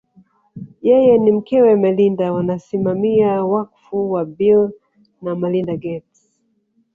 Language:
Swahili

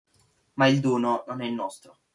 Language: Italian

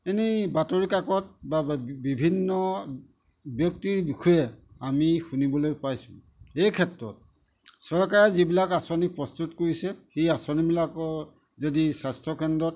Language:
Assamese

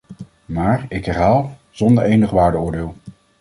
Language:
Dutch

